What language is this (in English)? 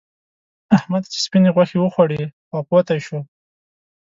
Pashto